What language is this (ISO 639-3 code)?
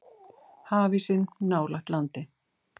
isl